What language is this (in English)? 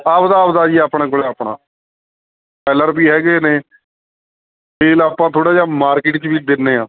Punjabi